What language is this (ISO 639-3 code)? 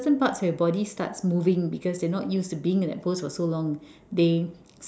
eng